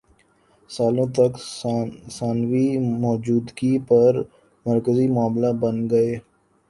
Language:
Urdu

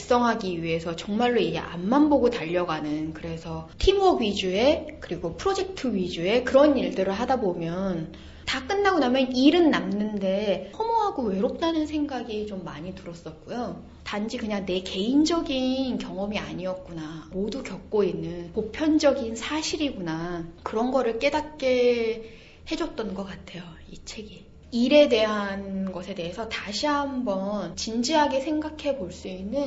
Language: Korean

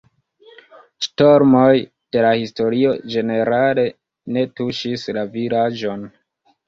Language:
Esperanto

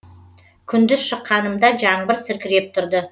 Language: Kazakh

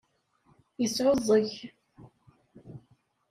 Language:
Kabyle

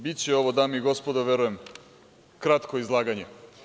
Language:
Serbian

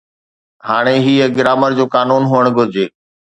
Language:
Sindhi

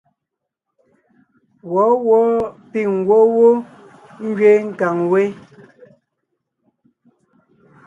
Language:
Ngiemboon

